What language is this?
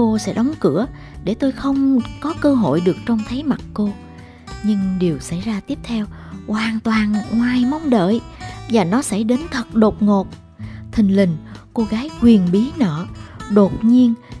Vietnamese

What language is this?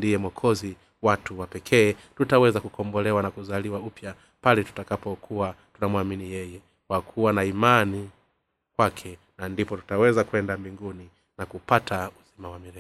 Swahili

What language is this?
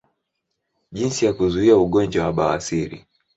Swahili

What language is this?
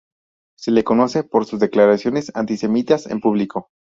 Spanish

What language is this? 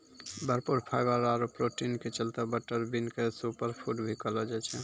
Maithili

